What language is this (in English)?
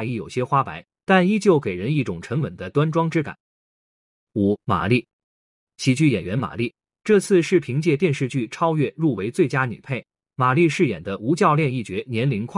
Chinese